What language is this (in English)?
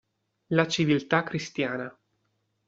Italian